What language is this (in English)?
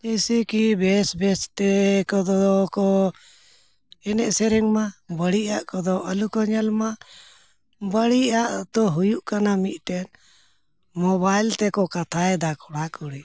Santali